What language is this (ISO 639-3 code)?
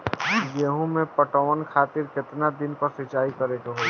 bho